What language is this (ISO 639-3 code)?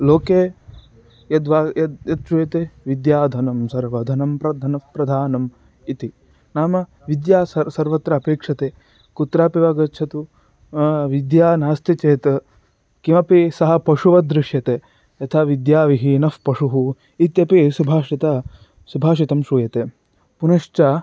san